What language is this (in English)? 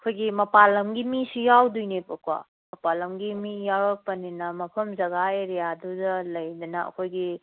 Manipuri